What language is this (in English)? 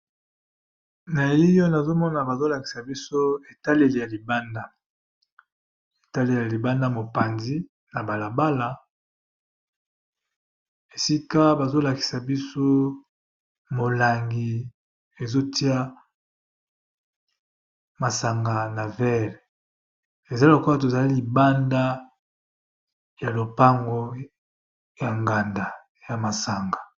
Lingala